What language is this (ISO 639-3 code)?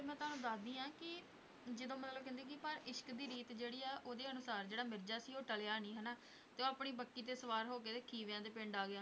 pan